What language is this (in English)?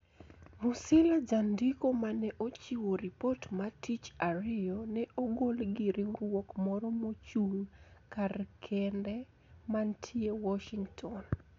Luo (Kenya and Tanzania)